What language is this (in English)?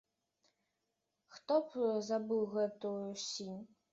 Belarusian